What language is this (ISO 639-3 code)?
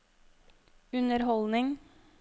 nor